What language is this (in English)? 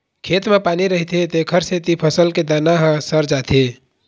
Chhattisgarhi